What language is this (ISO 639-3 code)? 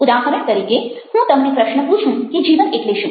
guj